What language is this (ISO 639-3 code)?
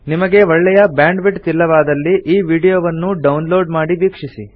kan